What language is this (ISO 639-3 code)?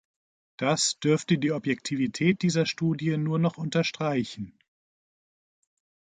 deu